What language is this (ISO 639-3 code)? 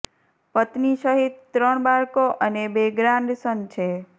guj